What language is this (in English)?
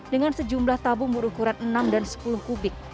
Indonesian